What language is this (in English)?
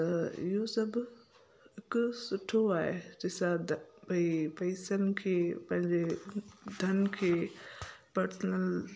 Sindhi